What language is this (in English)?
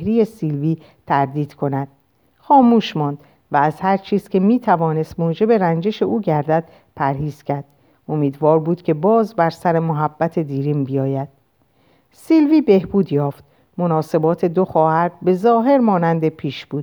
Persian